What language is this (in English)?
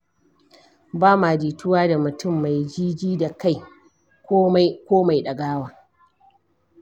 Hausa